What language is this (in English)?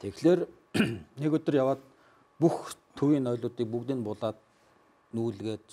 Turkish